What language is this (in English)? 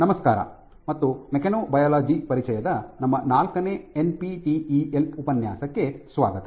Kannada